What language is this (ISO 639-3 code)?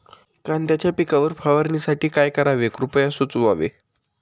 mar